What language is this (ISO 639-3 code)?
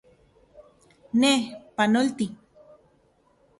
ncx